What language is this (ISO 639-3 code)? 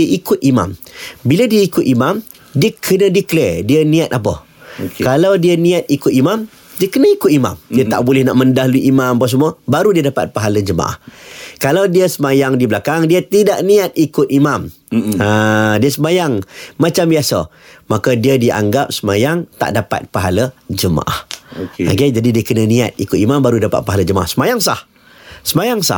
msa